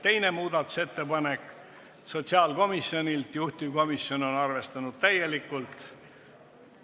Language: Estonian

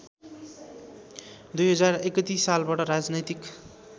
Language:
Nepali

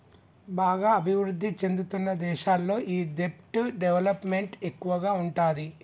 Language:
Telugu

